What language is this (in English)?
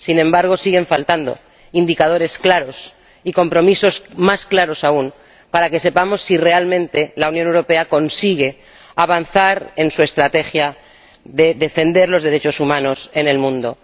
Spanish